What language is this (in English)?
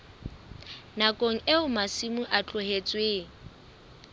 Southern Sotho